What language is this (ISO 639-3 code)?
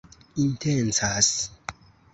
epo